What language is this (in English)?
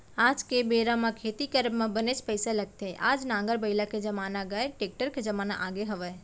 Chhattisgarhi